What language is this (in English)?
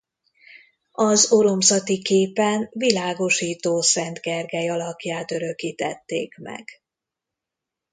Hungarian